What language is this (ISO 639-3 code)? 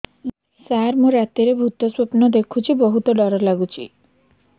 ori